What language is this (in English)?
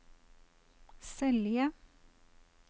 Norwegian